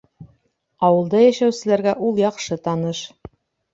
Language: Bashkir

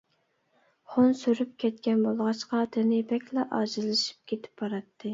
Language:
Uyghur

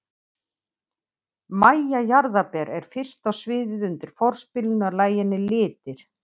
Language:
Icelandic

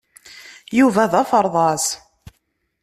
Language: Kabyle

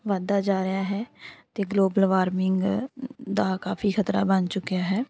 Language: Punjabi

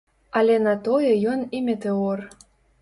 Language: Belarusian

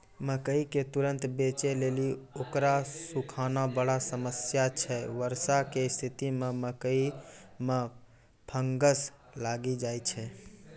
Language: Maithili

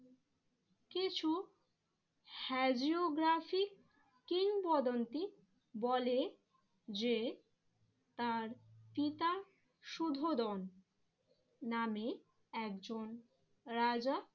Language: Bangla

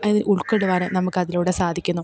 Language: Malayalam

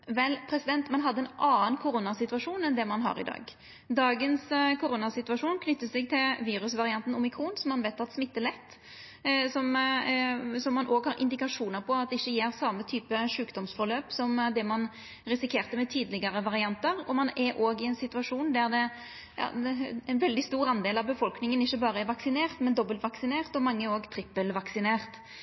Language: Norwegian Nynorsk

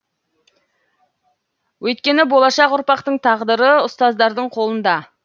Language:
Kazakh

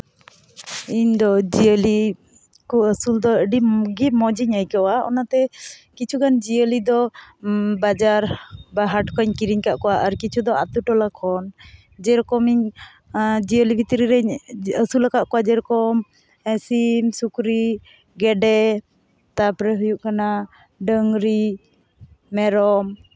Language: Santali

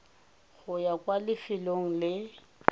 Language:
Tswana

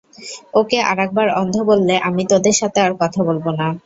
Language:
Bangla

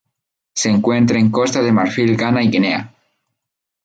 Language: Spanish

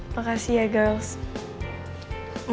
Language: Indonesian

